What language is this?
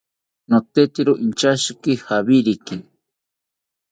South Ucayali Ashéninka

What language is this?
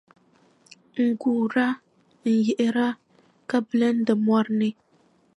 Dagbani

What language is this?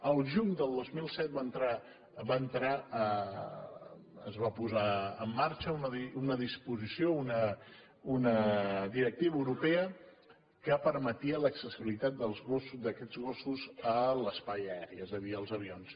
Catalan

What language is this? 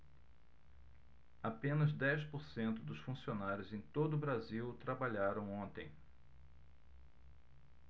Portuguese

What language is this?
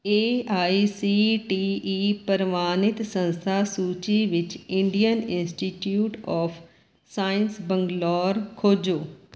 Punjabi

